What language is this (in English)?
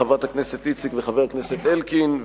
Hebrew